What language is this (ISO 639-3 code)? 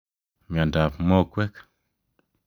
kln